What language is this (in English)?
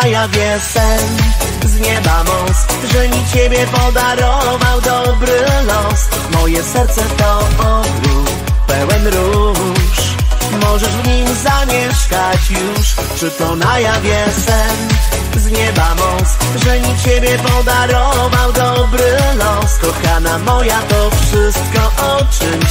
Polish